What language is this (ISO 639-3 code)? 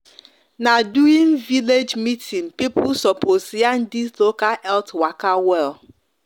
pcm